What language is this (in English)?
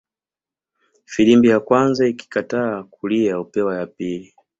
Swahili